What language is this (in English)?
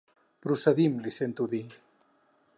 Catalan